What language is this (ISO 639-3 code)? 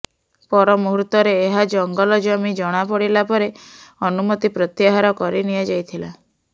ori